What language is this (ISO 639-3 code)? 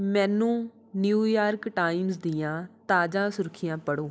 pan